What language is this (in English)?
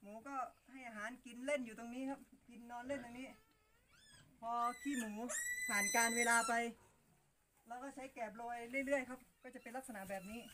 Thai